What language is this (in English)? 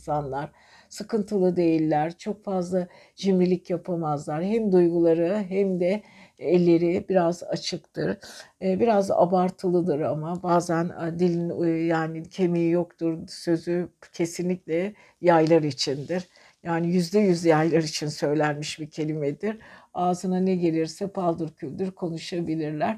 Turkish